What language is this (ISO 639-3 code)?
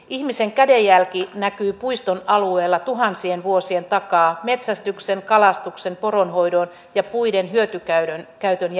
fin